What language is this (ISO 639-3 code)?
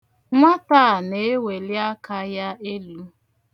ibo